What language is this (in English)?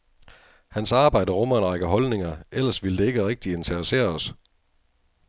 Danish